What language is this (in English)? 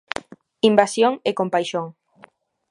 Galician